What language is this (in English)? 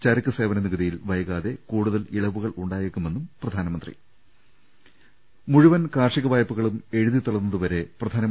Malayalam